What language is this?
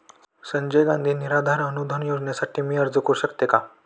Marathi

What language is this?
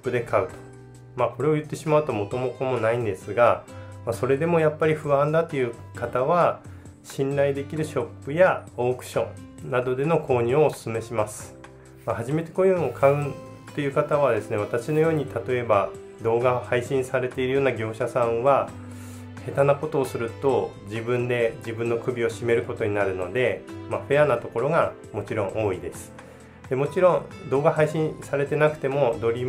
Japanese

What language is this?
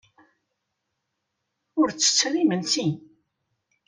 Kabyle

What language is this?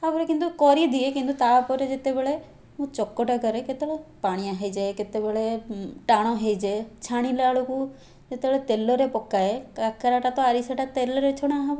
Odia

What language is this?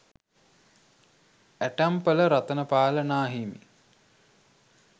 Sinhala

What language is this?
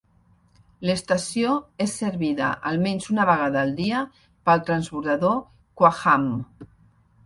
Catalan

